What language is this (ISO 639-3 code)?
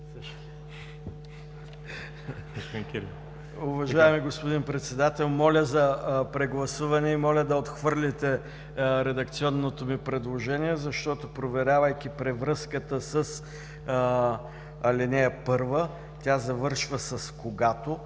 bul